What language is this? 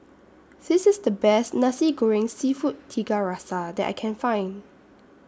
English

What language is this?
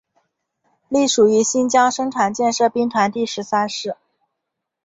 Chinese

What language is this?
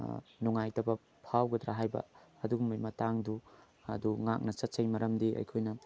Manipuri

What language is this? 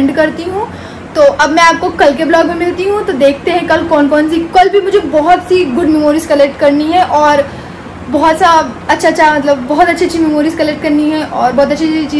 Hindi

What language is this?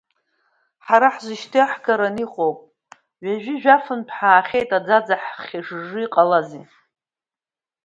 Abkhazian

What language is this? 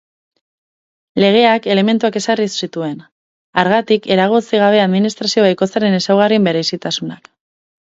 Basque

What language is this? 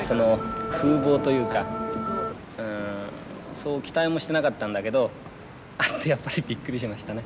Japanese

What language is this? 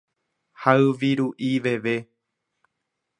Guarani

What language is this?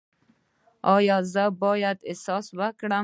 Pashto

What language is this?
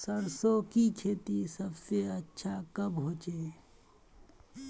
Magahi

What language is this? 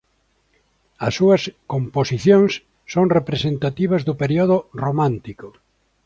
Galician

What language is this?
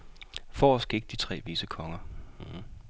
Danish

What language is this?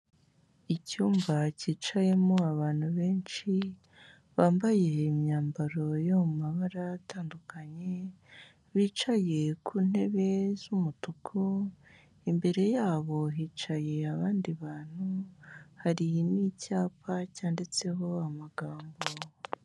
Kinyarwanda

